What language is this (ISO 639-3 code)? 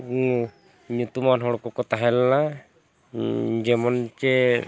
sat